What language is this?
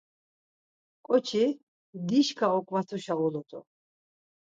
Laz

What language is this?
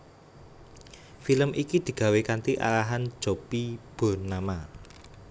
Javanese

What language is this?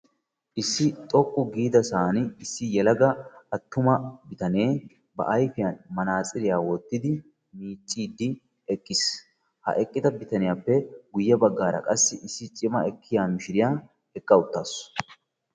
Wolaytta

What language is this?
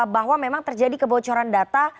Indonesian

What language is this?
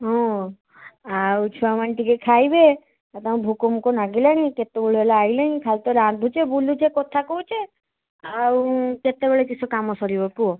Odia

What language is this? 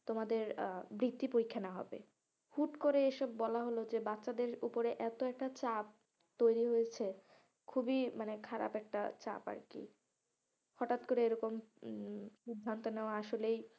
Bangla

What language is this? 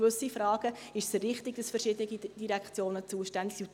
Swiss German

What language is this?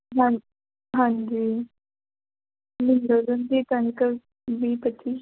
Punjabi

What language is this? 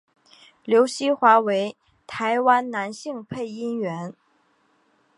Chinese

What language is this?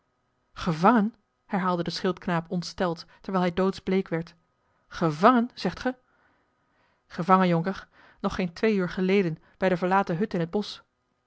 Dutch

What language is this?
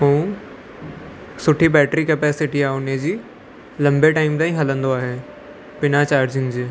Sindhi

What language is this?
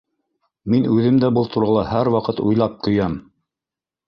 Bashkir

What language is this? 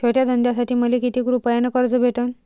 Marathi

